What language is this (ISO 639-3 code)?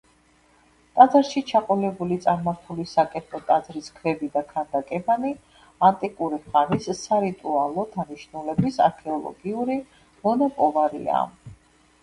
kat